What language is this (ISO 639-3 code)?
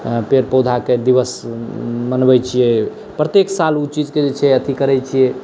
mai